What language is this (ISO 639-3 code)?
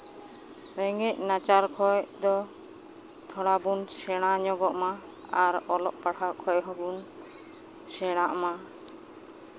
sat